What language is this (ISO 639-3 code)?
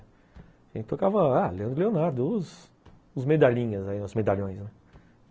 por